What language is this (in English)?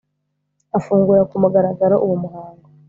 Kinyarwanda